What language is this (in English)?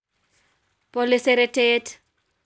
Kalenjin